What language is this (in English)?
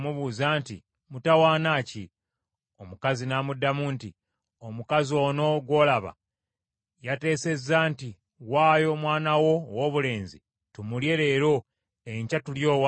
Ganda